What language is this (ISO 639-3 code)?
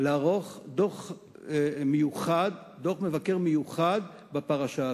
heb